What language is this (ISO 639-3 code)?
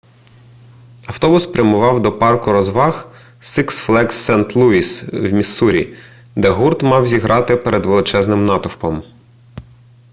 ukr